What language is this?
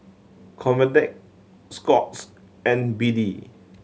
English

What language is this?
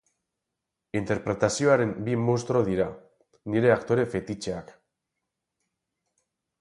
Basque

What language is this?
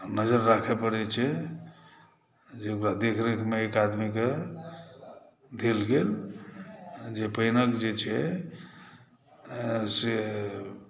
Maithili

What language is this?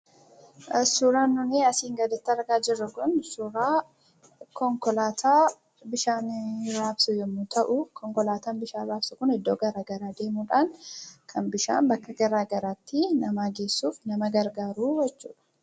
Oromo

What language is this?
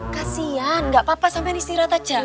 Indonesian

